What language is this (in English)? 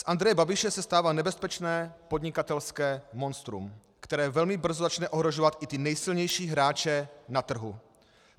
Czech